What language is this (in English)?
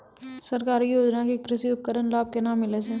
Maithili